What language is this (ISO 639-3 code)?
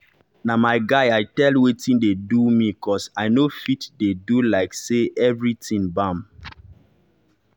pcm